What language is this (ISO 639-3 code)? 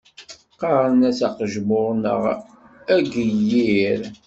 kab